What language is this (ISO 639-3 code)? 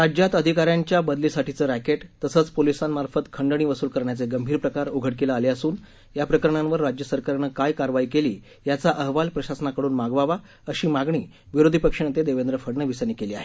mar